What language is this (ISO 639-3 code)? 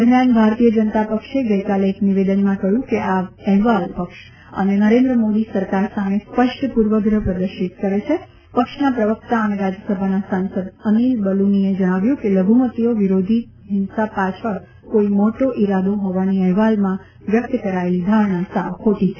guj